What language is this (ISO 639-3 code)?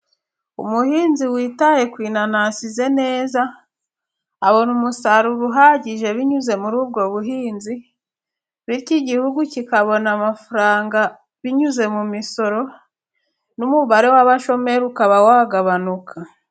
kin